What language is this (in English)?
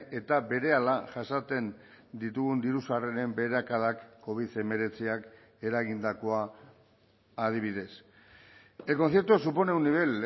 Basque